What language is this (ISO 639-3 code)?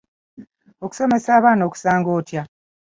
lug